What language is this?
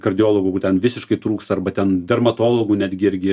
Lithuanian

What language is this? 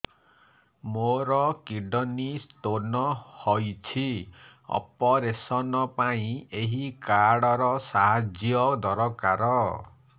Odia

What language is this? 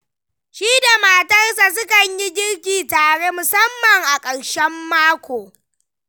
Hausa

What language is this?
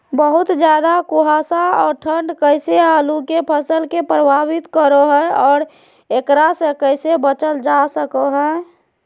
Magahi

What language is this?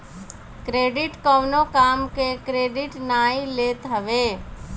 Bhojpuri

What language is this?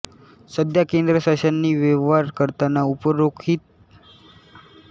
Marathi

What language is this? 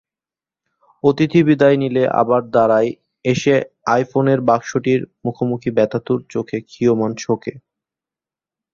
Bangla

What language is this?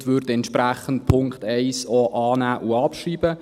Swiss German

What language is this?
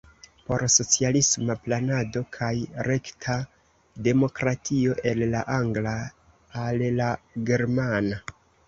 Esperanto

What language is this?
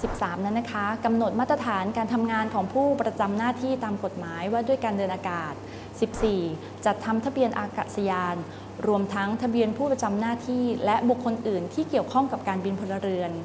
Thai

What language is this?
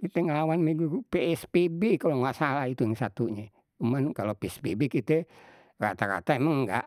Betawi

